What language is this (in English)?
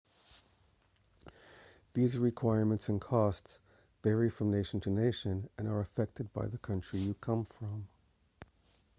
English